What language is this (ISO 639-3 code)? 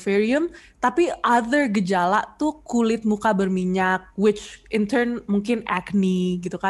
ind